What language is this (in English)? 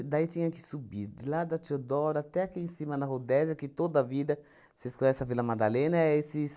Portuguese